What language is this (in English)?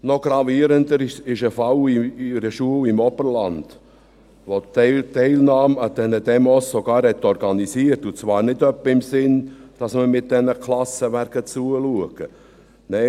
Swiss German